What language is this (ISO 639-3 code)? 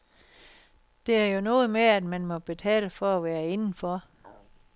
dan